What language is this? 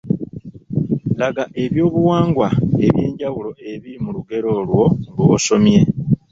Ganda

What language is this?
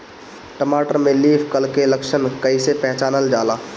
Bhojpuri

